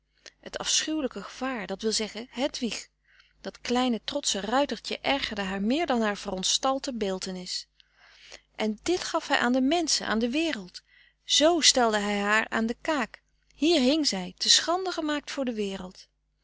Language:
Dutch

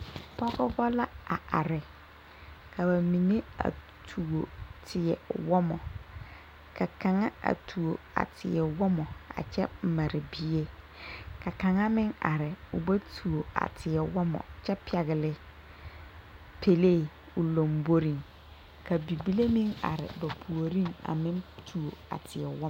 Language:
Southern Dagaare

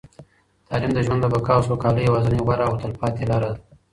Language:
Pashto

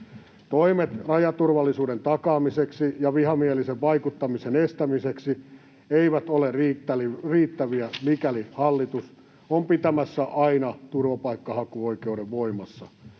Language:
Finnish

